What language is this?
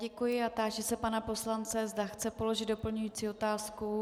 Czech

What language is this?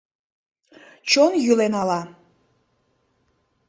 Mari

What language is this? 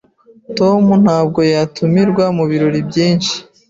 Kinyarwanda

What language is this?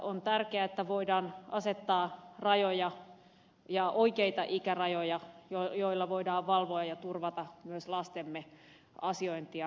Finnish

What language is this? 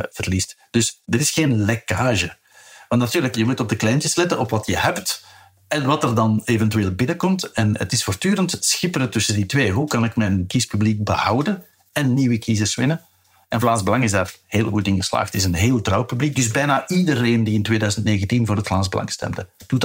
Dutch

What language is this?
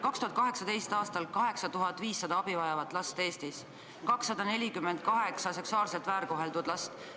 Estonian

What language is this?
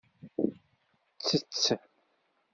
Kabyle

